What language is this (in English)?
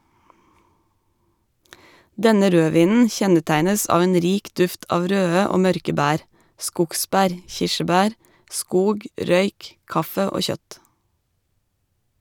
Norwegian